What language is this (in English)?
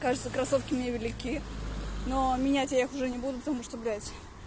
Russian